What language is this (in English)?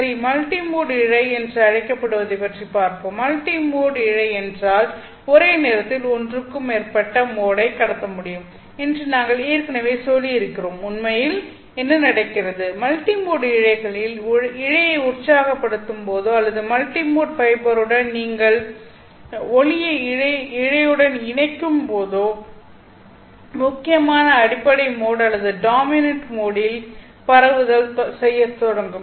Tamil